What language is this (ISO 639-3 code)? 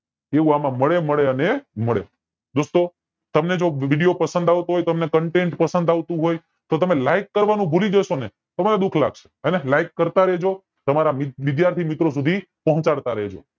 guj